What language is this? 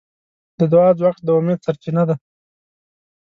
Pashto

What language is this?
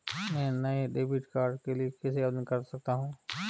Hindi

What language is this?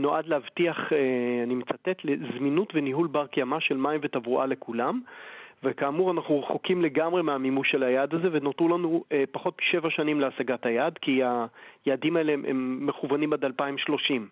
Hebrew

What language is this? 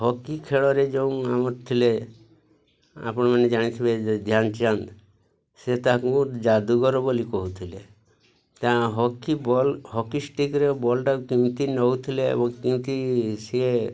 Odia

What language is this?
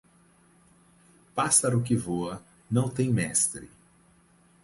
Portuguese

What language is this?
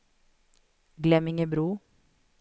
Swedish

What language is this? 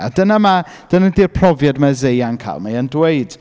Welsh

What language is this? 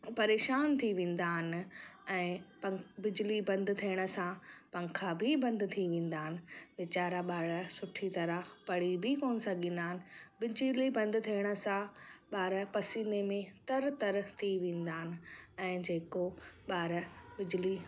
Sindhi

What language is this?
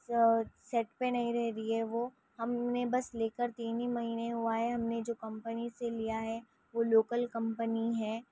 Urdu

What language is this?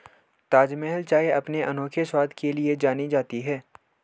Hindi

